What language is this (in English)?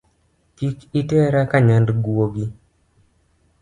Luo (Kenya and Tanzania)